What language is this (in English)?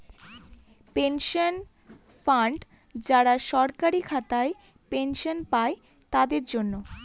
Bangla